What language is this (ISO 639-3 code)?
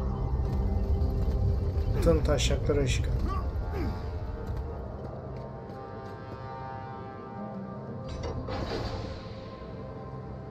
tur